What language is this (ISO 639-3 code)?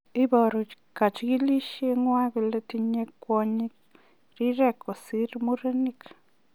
kln